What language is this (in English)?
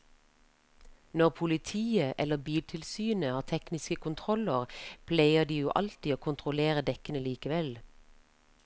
Norwegian